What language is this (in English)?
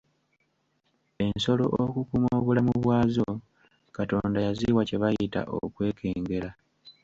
Ganda